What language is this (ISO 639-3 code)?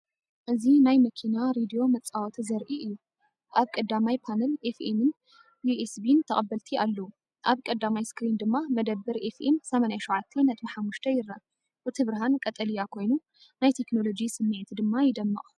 tir